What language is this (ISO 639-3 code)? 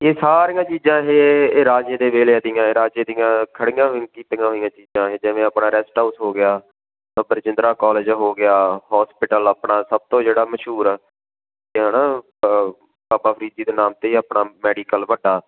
pan